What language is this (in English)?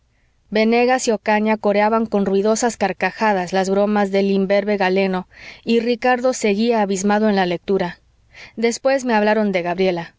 Spanish